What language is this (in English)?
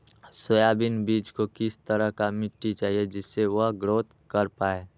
Magahi